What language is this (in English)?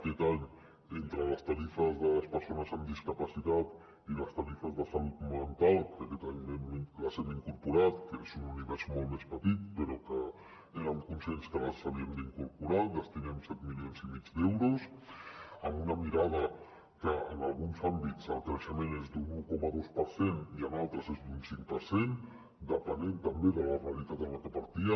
Catalan